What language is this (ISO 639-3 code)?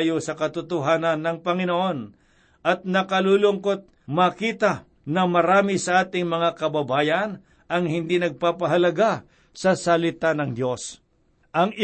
fil